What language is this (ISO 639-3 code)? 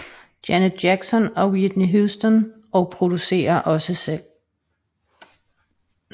dan